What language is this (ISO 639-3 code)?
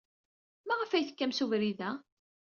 kab